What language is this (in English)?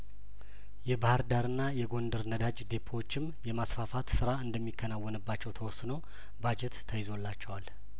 Amharic